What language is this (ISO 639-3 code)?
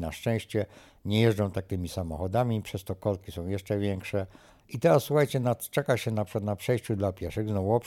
pol